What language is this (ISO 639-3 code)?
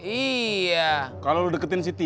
ind